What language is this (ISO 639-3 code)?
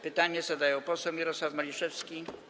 pol